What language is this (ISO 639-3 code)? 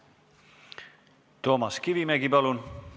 est